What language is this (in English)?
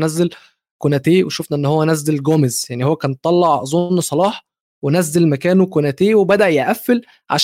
Arabic